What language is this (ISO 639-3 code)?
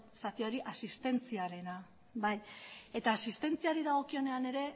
eus